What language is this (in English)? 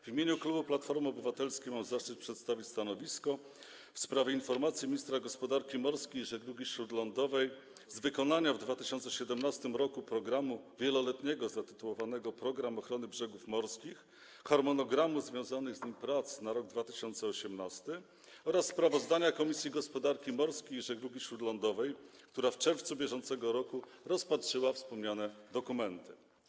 Polish